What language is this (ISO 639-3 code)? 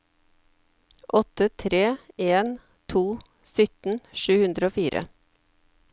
nor